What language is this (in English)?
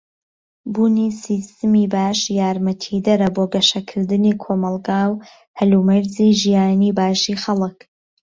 Central Kurdish